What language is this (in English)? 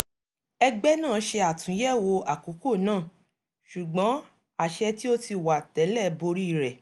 Yoruba